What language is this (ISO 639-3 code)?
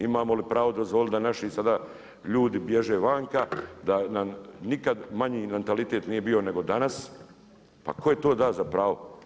hrv